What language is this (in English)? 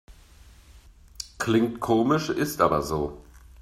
German